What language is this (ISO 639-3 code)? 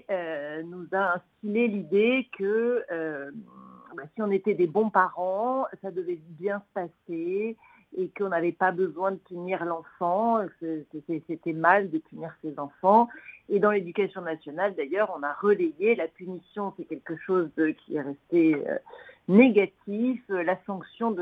fra